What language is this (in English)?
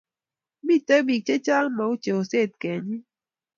Kalenjin